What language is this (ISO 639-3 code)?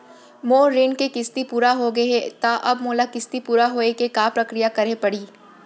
hne